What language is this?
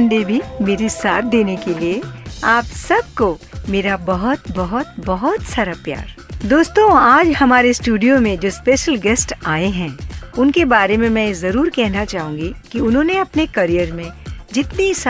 Hindi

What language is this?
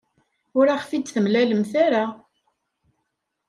Kabyle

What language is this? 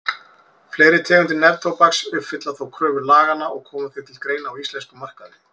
Icelandic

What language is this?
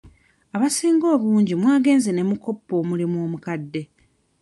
Ganda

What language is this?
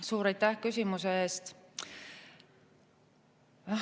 Estonian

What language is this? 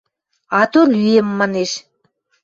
Western Mari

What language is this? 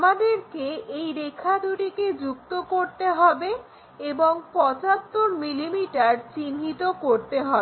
Bangla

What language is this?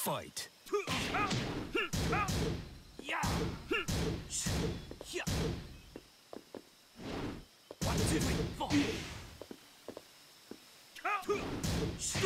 English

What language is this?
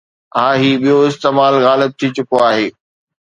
Sindhi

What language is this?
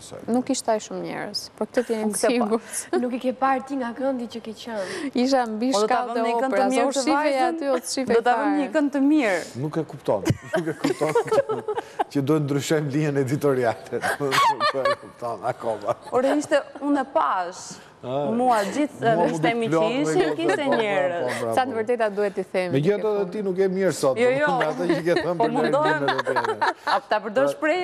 Romanian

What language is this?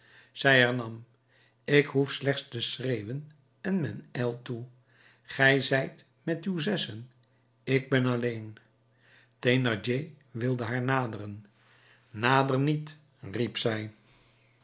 Dutch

